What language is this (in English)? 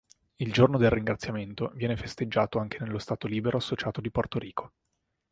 Italian